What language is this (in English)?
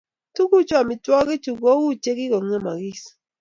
Kalenjin